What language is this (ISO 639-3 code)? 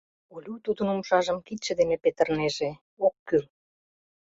chm